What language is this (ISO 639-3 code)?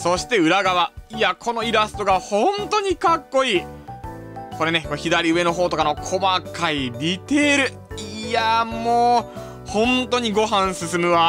jpn